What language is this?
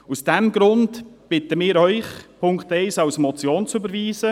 Swiss German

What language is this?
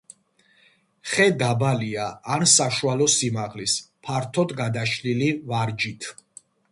Georgian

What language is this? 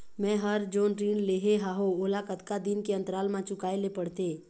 Chhattisgarhi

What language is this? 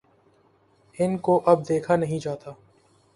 Urdu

